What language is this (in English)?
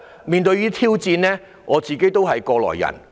Cantonese